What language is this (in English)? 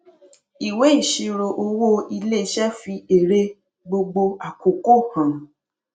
Yoruba